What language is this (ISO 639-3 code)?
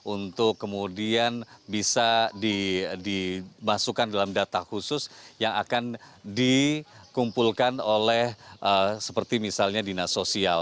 ind